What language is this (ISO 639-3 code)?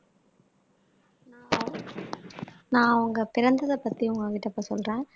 tam